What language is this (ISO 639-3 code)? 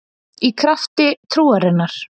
isl